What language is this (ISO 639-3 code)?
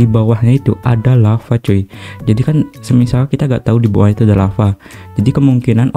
ind